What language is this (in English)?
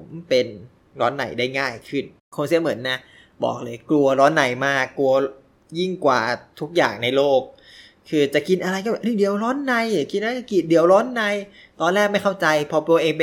Thai